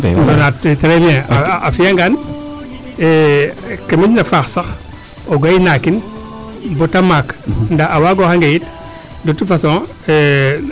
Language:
Serer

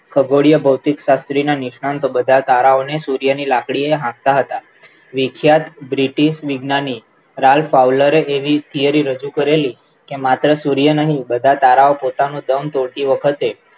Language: Gujarati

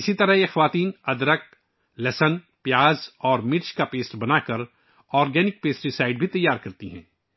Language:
Urdu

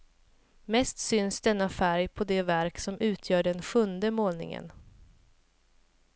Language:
Swedish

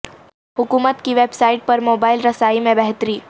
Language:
Urdu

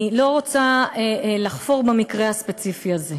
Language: Hebrew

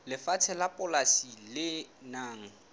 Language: Southern Sotho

